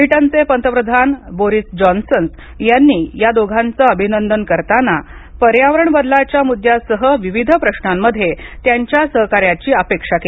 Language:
Marathi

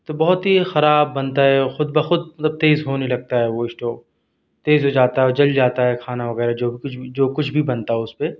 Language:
Urdu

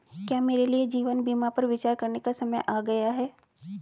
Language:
Hindi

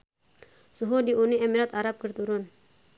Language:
Sundanese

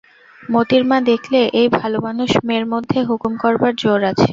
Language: Bangla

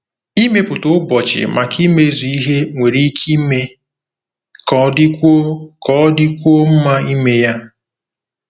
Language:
Igbo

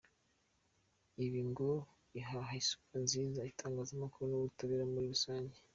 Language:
Kinyarwanda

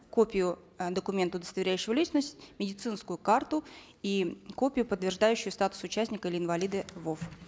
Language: Kazakh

